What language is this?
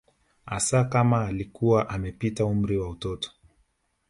Swahili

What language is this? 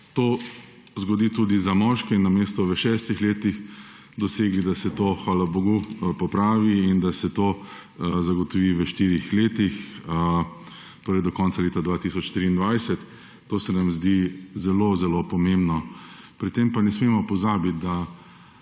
Slovenian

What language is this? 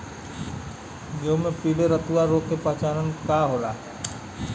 Bhojpuri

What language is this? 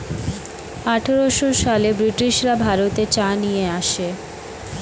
Bangla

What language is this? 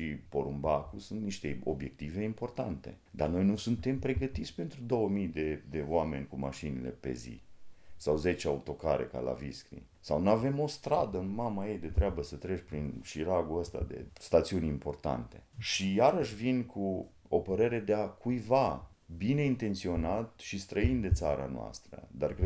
Romanian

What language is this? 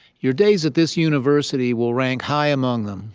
English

